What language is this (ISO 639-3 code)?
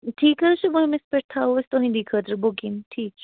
kas